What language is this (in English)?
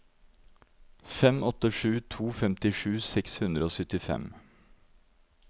Norwegian